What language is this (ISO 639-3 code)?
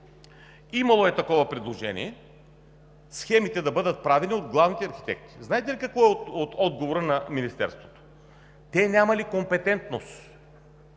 bul